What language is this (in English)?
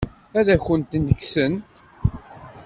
Kabyle